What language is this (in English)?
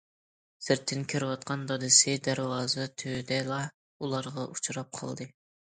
Uyghur